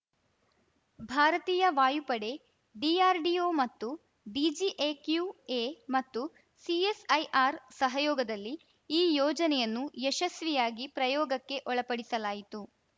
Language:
Kannada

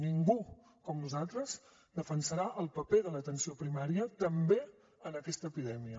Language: Catalan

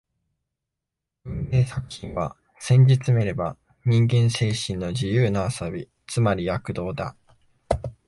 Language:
Japanese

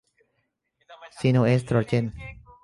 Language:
Thai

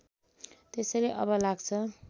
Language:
Nepali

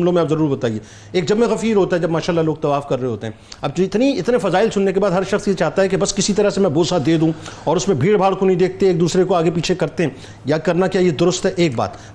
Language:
Urdu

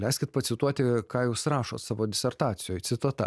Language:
Lithuanian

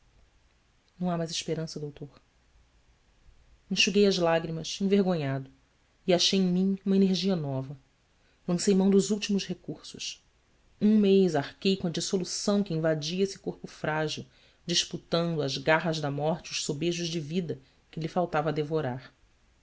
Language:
Portuguese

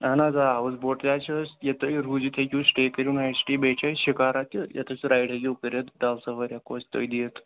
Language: Kashmiri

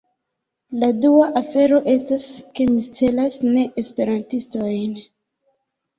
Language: Esperanto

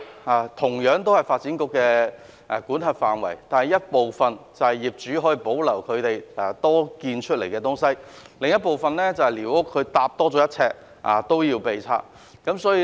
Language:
Cantonese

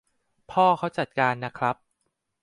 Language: Thai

